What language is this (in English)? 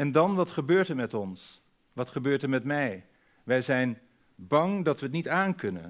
Dutch